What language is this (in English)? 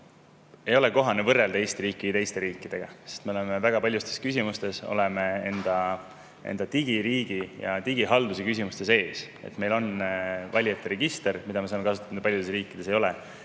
Estonian